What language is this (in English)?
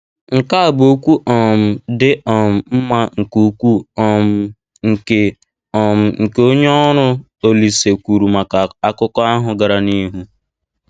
Igbo